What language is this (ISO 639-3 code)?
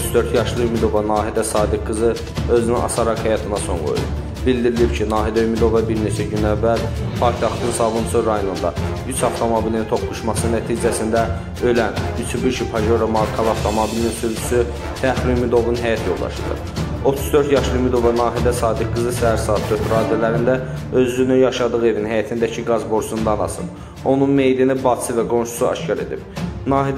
tur